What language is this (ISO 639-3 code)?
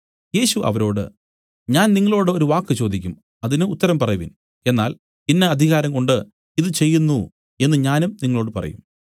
mal